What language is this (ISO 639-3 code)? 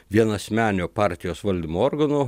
lit